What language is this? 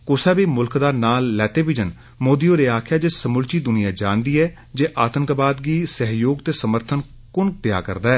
Dogri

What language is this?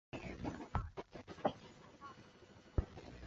Chinese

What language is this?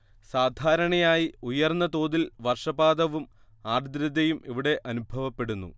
Malayalam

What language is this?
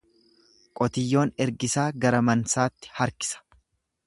Oromo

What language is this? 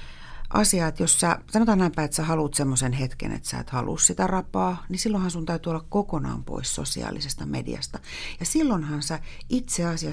Finnish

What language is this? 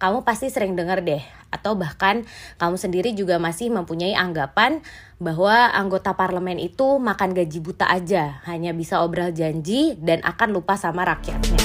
Indonesian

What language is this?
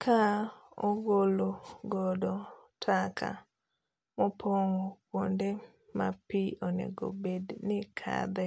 Luo (Kenya and Tanzania)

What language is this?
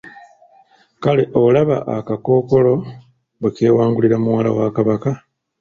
Ganda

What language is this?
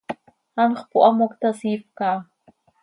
Seri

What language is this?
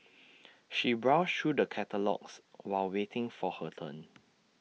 English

